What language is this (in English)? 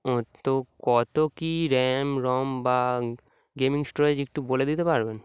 Bangla